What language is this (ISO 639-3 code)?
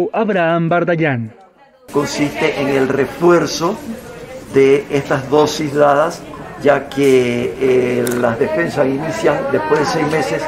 spa